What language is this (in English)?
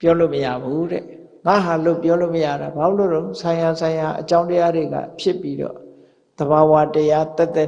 Burmese